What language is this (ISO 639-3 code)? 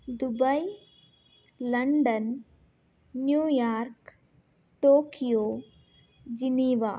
kan